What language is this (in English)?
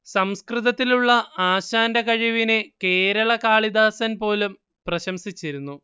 Malayalam